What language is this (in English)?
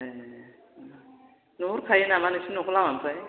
Bodo